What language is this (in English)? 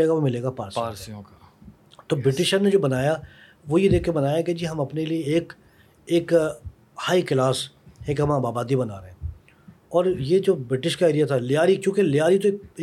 Urdu